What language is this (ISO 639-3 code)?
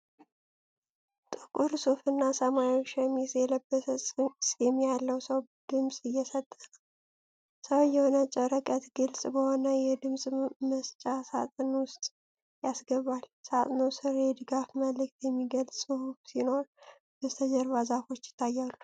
amh